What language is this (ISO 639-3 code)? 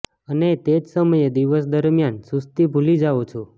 guj